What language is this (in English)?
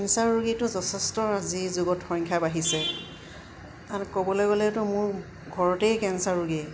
Assamese